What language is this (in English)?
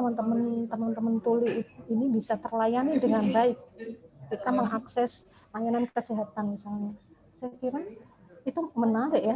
Indonesian